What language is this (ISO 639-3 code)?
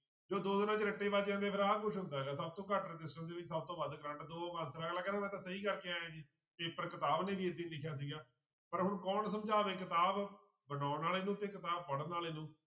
pan